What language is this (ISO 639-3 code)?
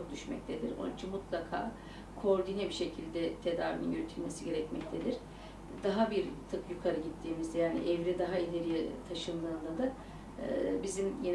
tur